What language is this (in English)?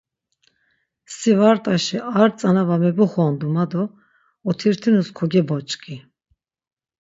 Laz